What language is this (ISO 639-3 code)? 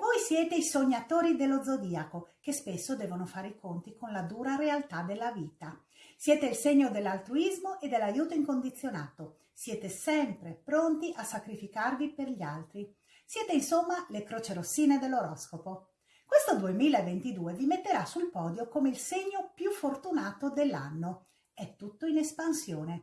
ita